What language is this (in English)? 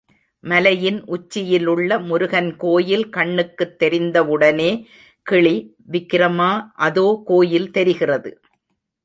Tamil